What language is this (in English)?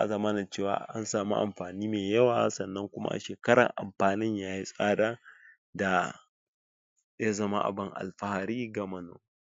Hausa